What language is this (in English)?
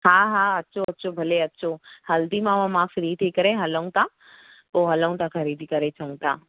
Sindhi